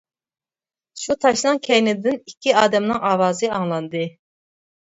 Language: Uyghur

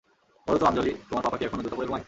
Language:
Bangla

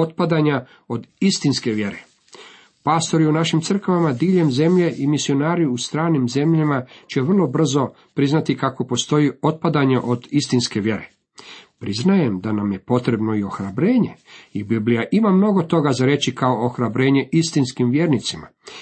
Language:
Croatian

